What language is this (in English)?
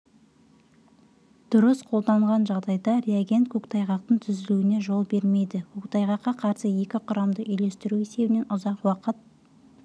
Kazakh